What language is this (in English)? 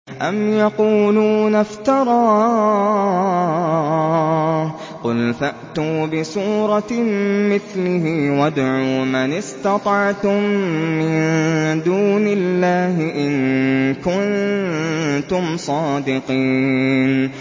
Arabic